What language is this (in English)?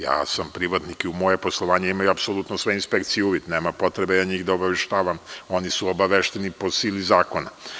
Serbian